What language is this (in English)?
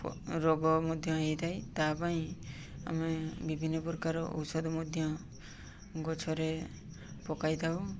Odia